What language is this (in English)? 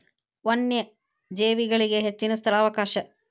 Kannada